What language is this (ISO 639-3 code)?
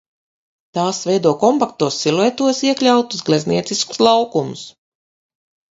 lav